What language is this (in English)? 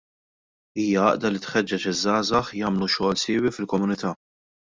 Maltese